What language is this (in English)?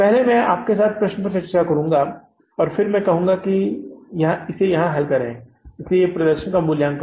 Hindi